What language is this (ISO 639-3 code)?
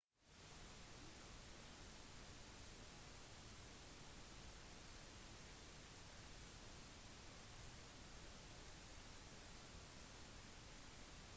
nob